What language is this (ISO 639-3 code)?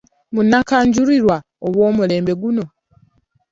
lug